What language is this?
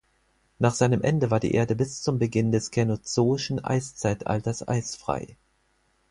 German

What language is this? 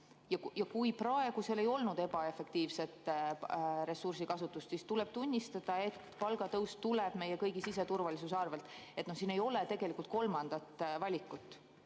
Estonian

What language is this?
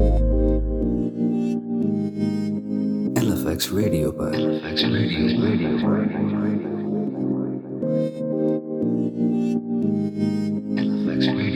Urdu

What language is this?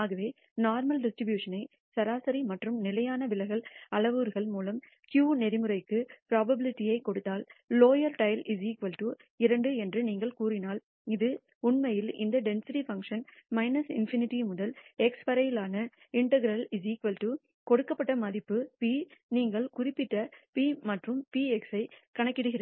Tamil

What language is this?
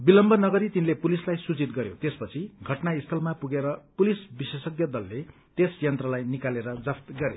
Nepali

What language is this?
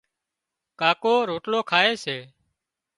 Wadiyara Koli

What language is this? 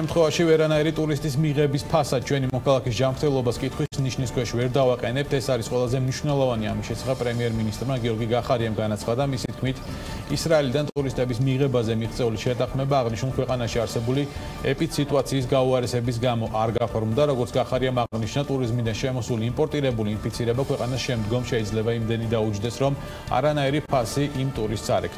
English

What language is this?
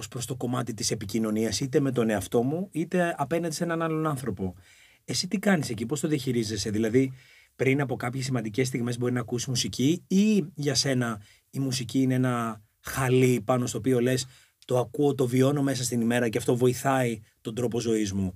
Greek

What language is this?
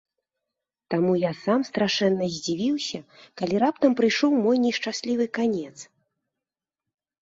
Belarusian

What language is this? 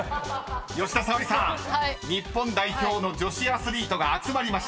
Japanese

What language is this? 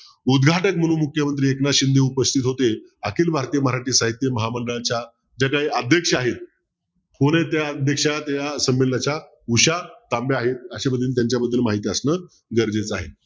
Marathi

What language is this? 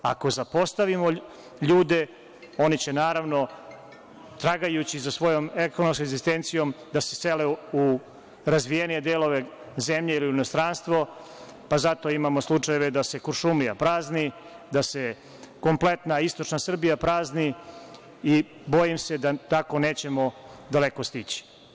Serbian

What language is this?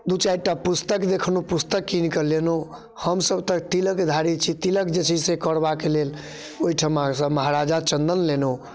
Maithili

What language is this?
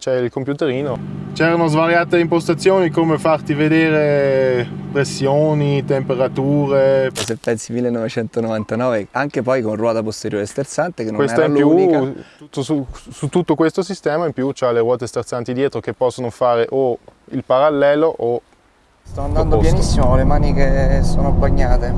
Italian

